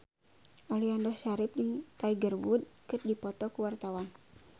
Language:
Sundanese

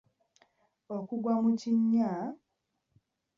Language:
Ganda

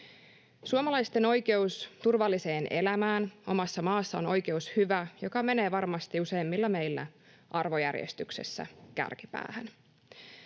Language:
Finnish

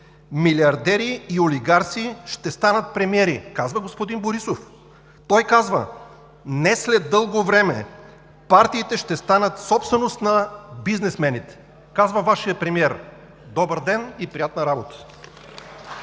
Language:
Bulgarian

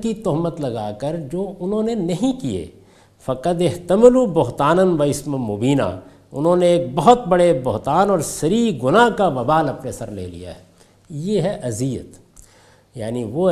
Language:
Urdu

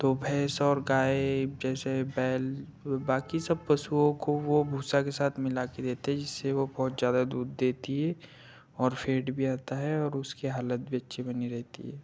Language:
Hindi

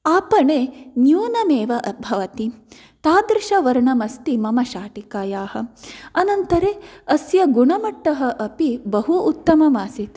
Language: Sanskrit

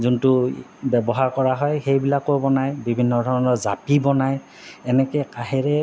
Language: Assamese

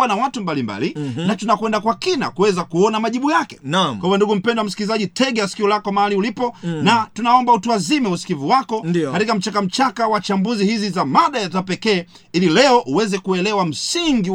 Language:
Swahili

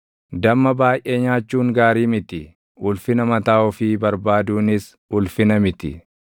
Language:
Oromo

